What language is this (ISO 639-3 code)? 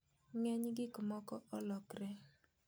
luo